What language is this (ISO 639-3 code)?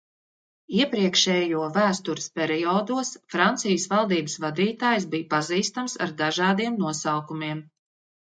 lav